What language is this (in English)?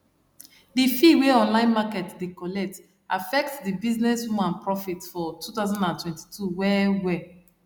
Nigerian Pidgin